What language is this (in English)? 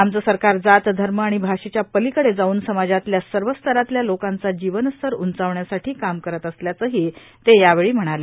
Marathi